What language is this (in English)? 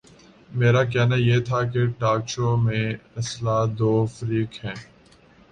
Urdu